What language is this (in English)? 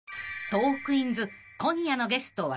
Japanese